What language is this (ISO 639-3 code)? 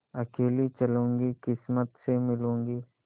hin